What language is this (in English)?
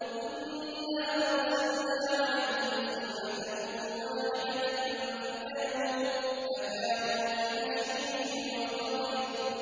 Arabic